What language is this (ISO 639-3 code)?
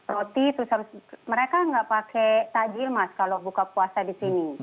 ind